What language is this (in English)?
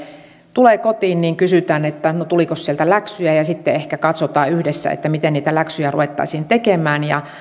Finnish